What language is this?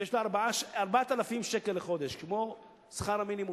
Hebrew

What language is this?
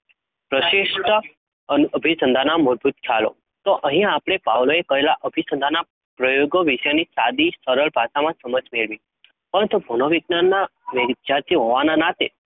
Gujarati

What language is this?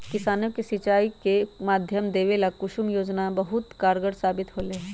Magahi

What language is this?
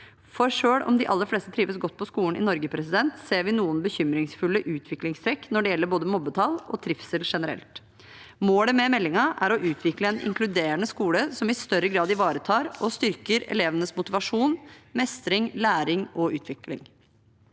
Norwegian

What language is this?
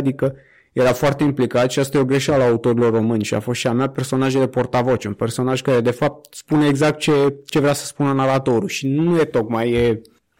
Romanian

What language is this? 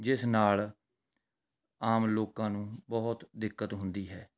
Punjabi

